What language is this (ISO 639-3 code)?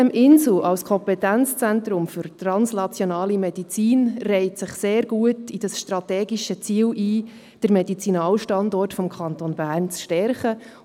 gsw